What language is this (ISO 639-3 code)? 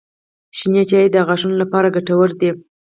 pus